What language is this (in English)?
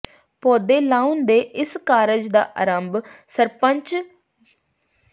Punjabi